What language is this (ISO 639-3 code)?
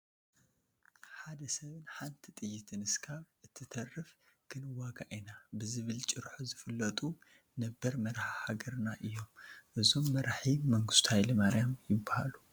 tir